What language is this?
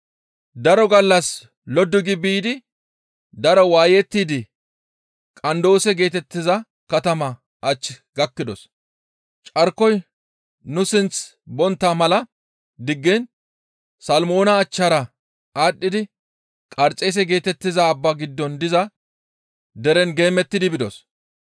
Gamo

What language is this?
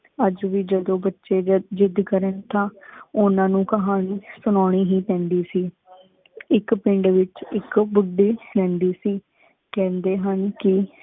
Punjabi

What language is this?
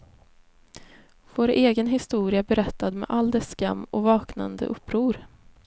Swedish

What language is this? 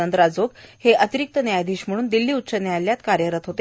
Marathi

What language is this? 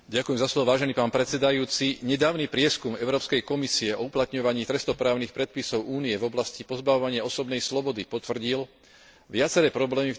Slovak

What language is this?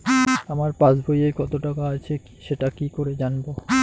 Bangla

